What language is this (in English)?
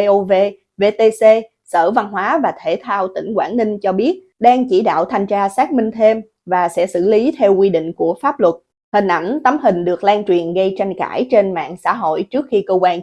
Vietnamese